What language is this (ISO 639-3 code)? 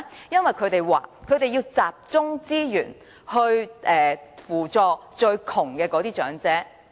yue